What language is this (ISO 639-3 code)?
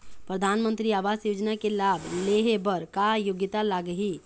hne